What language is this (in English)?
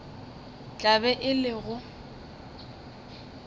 Northern Sotho